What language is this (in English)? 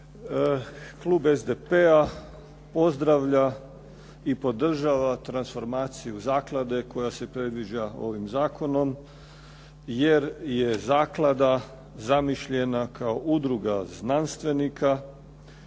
Croatian